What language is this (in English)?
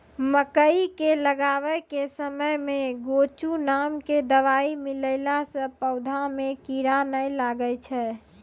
Maithili